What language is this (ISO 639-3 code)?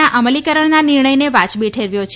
guj